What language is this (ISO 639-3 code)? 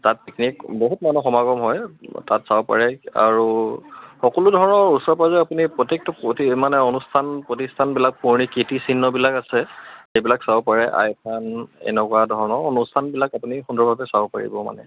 asm